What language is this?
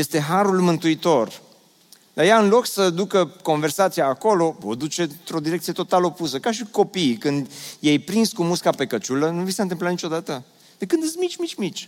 Romanian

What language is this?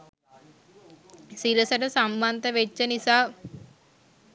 Sinhala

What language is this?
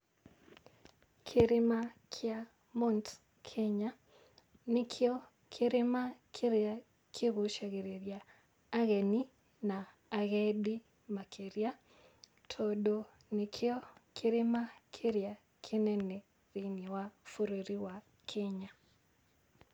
Kikuyu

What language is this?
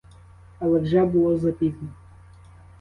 Ukrainian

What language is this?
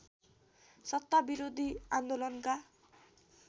Nepali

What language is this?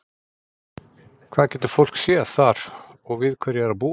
Icelandic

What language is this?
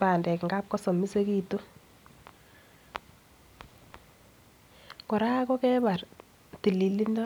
Kalenjin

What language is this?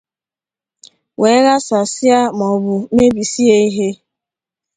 Igbo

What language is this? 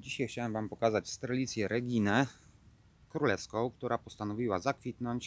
Polish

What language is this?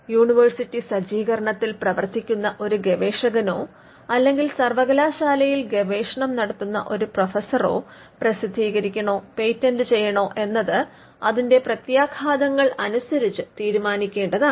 Malayalam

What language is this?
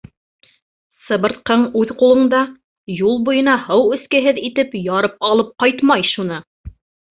Bashkir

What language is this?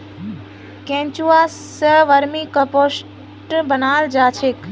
Magahi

